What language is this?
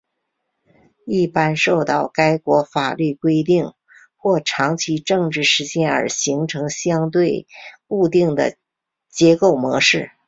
Chinese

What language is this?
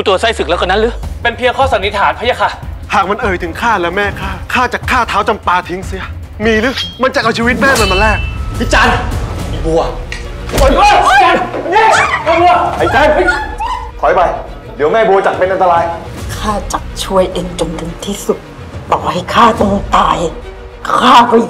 Thai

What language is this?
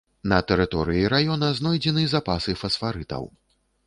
Belarusian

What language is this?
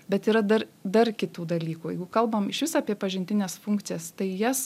Lithuanian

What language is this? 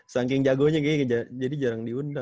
Indonesian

